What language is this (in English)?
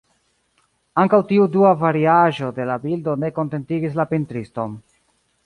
Esperanto